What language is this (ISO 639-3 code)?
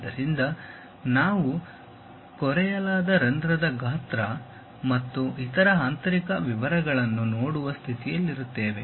kan